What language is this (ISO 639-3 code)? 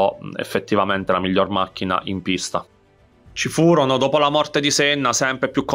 ita